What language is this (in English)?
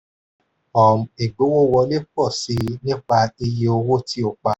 Yoruba